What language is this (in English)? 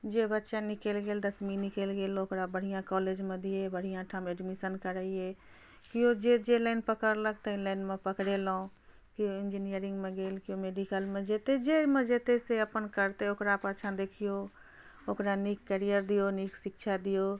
Maithili